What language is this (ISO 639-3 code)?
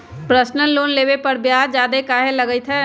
mag